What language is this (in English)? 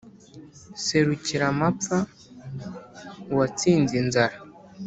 Kinyarwanda